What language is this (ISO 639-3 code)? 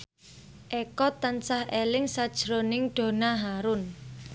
jav